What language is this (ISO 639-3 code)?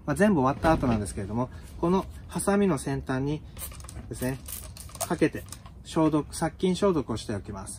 jpn